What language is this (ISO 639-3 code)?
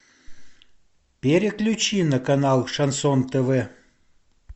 rus